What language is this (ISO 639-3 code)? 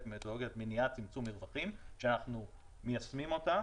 heb